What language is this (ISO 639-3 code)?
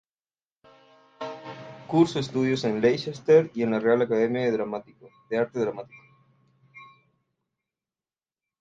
spa